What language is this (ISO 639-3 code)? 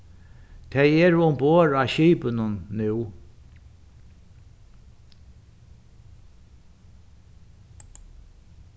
fao